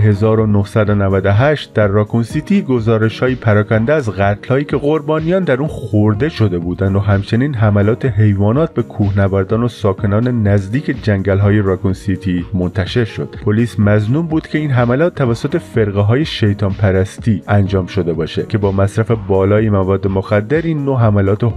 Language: Persian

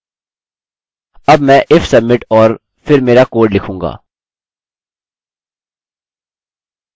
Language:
Hindi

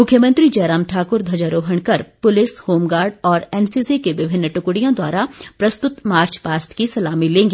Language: Hindi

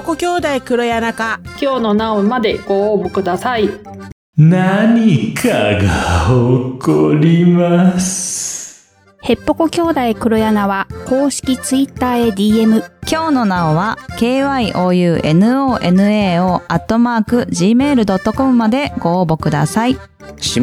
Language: Japanese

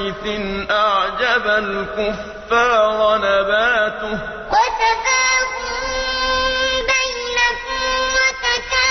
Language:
Arabic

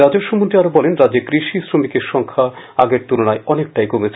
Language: Bangla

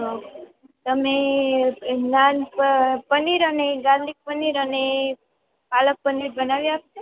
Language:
Gujarati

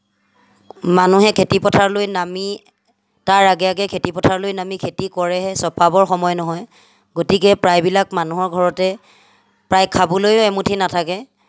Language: Assamese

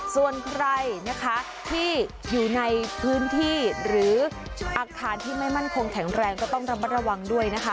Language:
Thai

